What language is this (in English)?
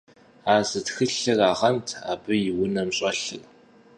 Kabardian